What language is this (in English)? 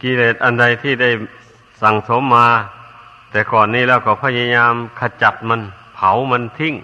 Thai